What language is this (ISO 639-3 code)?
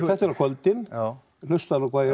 isl